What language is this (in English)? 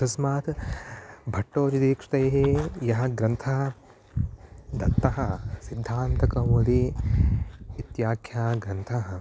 Sanskrit